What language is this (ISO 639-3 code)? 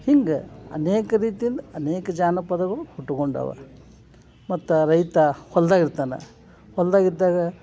kan